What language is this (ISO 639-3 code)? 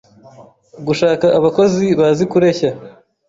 kin